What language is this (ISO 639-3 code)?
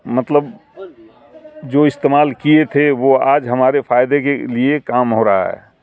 urd